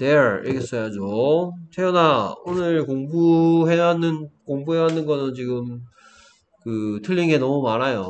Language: Korean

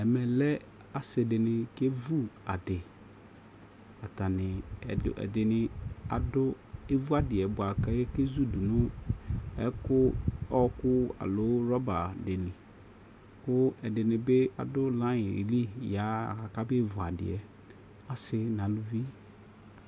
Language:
Ikposo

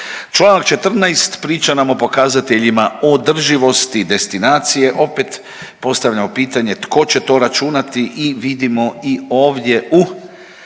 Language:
Croatian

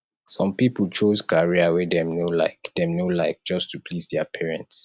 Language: Nigerian Pidgin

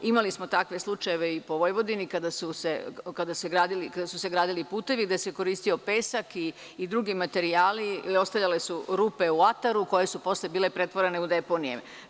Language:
Serbian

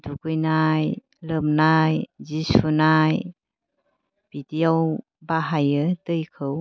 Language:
Bodo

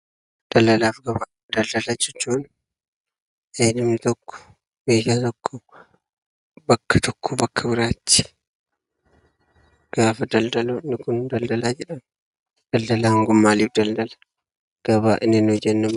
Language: Oromo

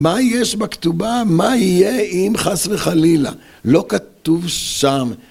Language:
Hebrew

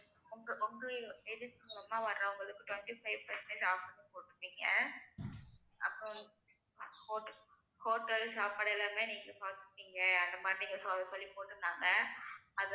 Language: Tamil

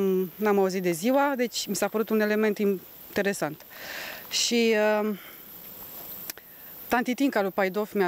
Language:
Romanian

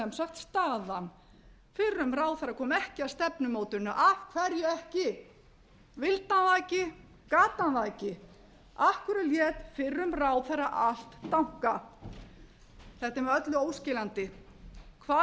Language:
Icelandic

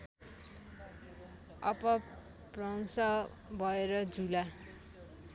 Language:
Nepali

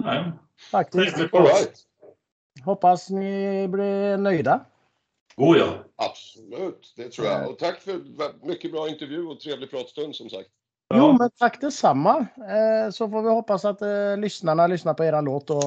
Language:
Swedish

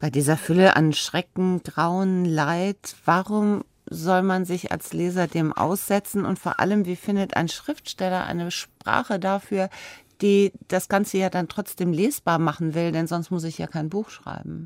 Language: German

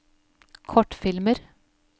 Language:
Norwegian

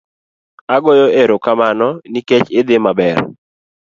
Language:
Luo (Kenya and Tanzania)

